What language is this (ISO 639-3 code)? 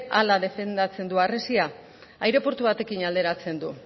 eus